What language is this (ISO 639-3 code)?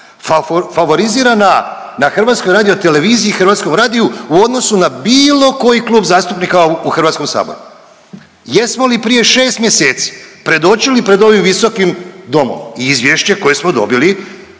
hrv